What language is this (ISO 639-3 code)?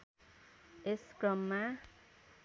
nep